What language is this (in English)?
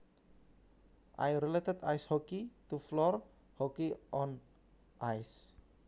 Javanese